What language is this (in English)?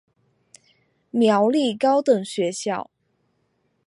Chinese